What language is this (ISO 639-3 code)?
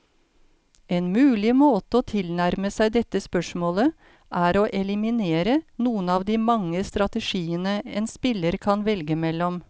nor